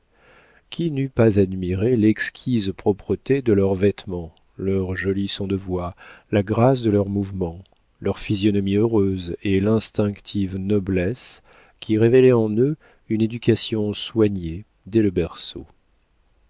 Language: French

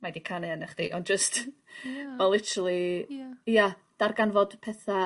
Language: Welsh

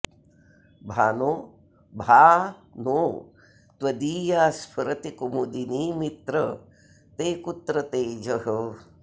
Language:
Sanskrit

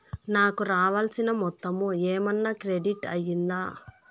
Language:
Telugu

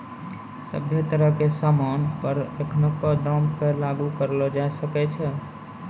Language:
Maithili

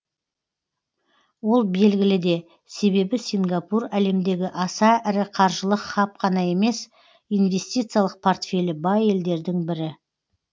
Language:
Kazakh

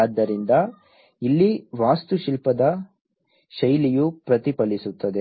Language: Kannada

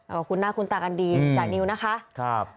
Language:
Thai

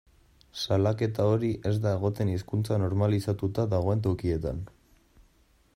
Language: Basque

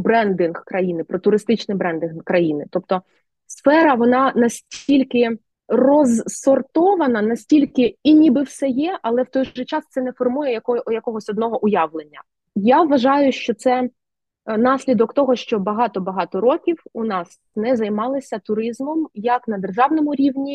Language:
Ukrainian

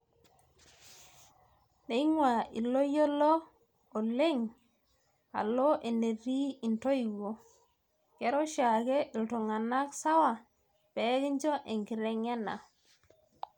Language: Masai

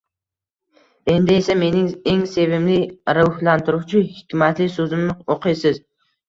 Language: Uzbek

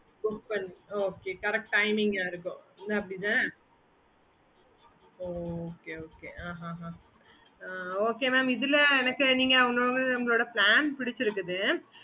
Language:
Tamil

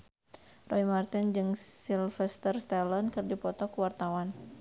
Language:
Sundanese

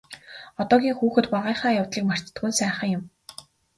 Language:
Mongolian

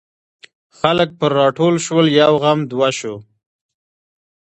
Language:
Pashto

